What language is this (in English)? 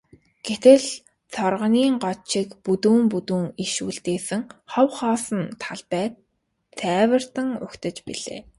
Mongolian